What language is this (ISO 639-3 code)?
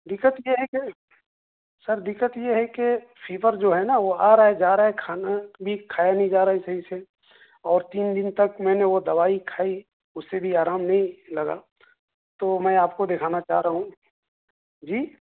urd